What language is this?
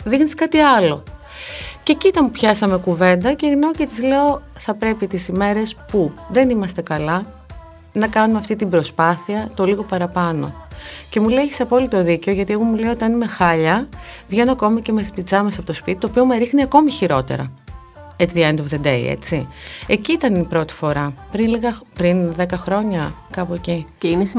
Greek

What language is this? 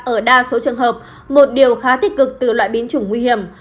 Vietnamese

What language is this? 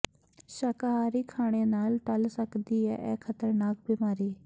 Punjabi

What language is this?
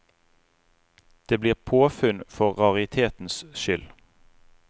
Norwegian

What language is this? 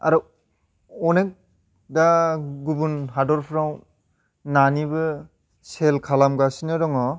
Bodo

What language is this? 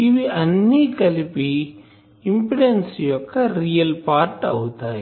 Telugu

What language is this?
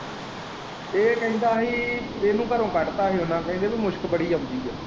Punjabi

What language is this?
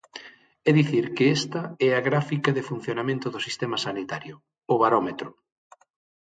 Galician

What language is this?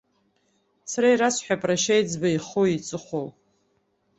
Abkhazian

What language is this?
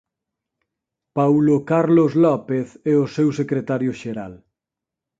Galician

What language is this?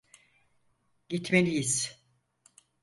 Turkish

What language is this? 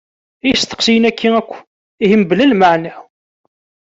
Kabyle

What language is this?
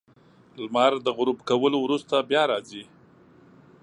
Pashto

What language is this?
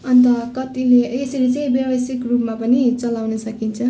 Nepali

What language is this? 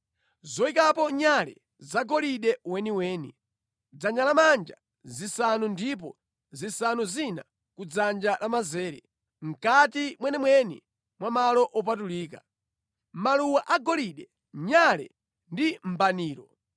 Nyanja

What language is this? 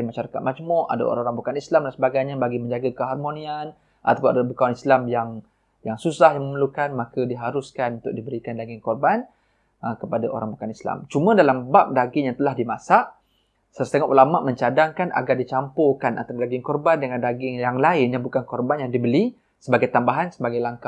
Malay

